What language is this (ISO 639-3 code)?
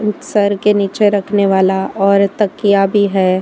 hin